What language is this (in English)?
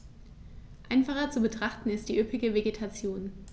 German